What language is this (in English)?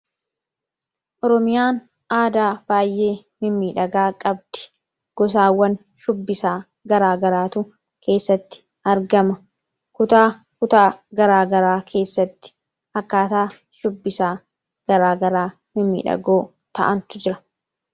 Oromo